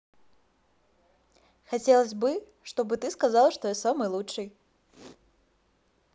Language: Russian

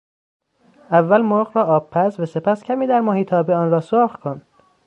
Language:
Persian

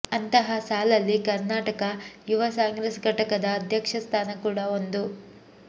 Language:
Kannada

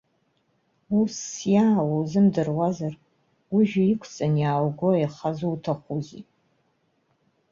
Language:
Abkhazian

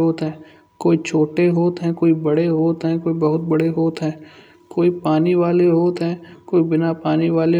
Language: Kanauji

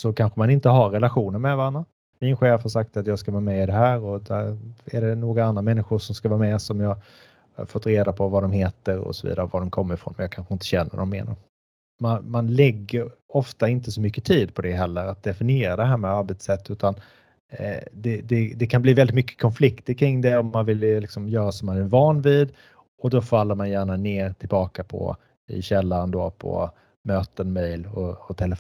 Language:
Swedish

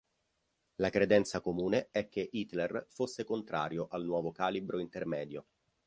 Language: Italian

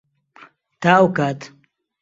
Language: Central Kurdish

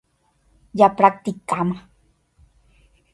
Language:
Guarani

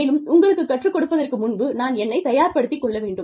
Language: Tamil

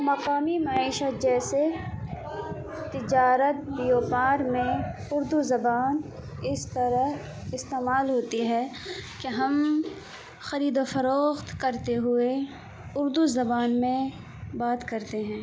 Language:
Urdu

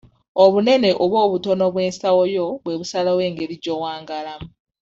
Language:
Ganda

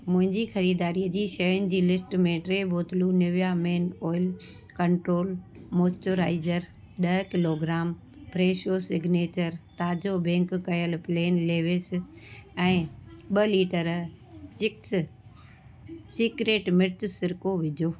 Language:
Sindhi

